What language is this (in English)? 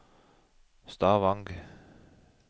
Norwegian